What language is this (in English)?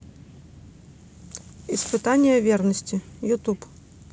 Russian